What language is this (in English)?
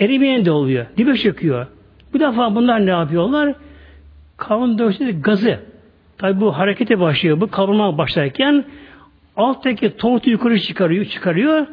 Turkish